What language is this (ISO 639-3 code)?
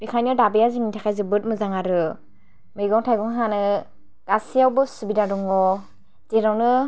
brx